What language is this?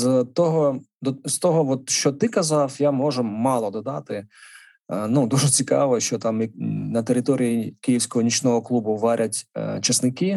Ukrainian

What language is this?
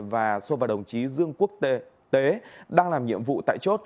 Vietnamese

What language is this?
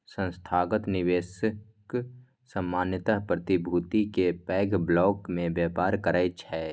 Maithili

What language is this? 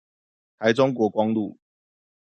Chinese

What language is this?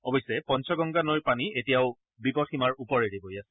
Assamese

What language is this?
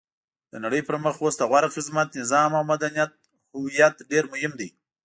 Pashto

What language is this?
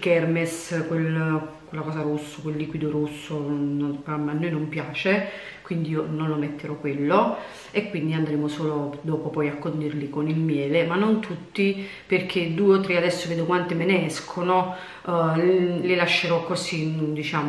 Italian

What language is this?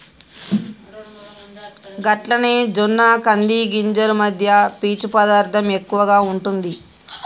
Telugu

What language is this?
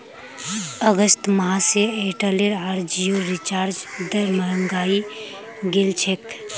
Magahi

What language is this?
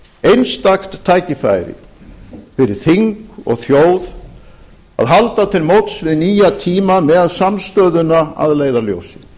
Icelandic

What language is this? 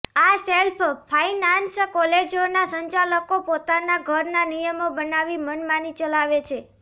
Gujarati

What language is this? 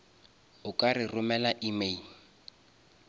Northern Sotho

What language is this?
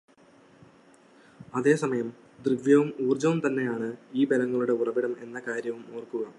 Malayalam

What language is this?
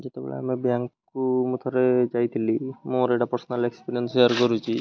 Odia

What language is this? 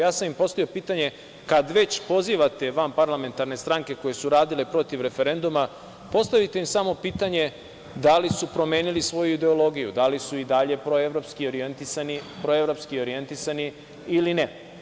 Serbian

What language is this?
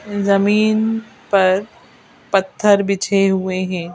Hindi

